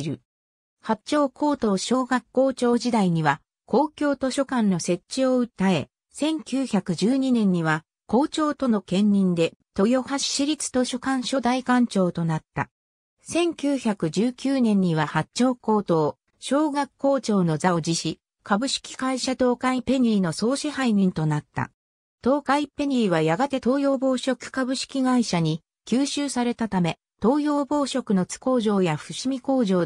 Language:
Japanese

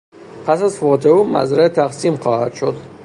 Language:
Persian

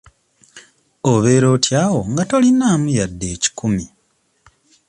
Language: Ganda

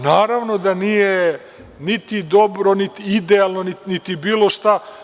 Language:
Serbian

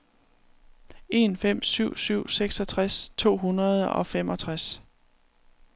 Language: Danish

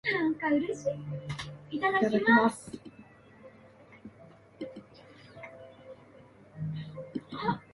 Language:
Japanese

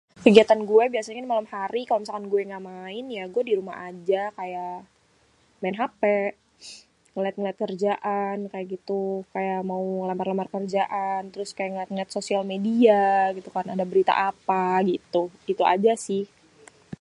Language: Betawi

